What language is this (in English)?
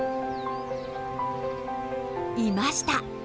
Japanese